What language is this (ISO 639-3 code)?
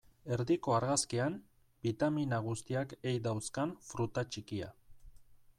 eus